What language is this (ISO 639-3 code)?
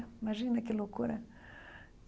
por